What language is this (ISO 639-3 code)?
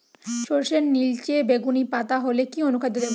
ben